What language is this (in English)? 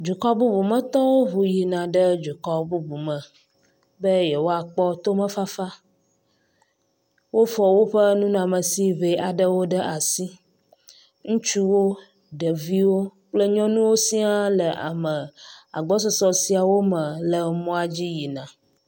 Ewe